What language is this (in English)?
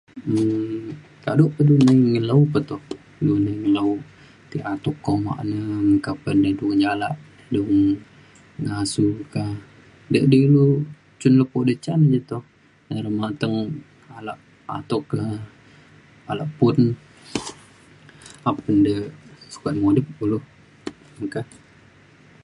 Mainstream Kenyah